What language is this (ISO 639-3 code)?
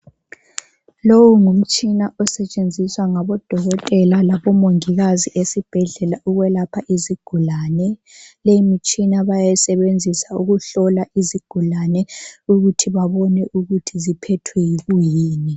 nde